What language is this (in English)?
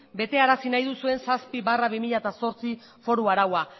Basque